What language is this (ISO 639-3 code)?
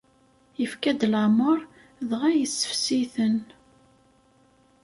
kab